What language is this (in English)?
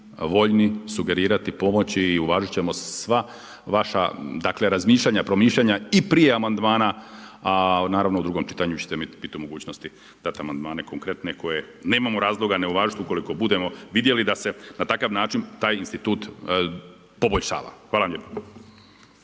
Croatian